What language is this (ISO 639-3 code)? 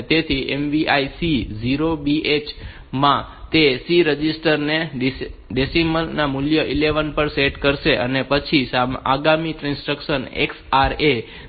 guj